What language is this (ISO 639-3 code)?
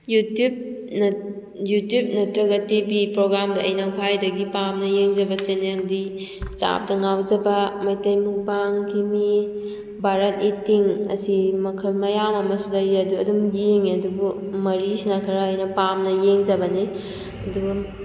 mni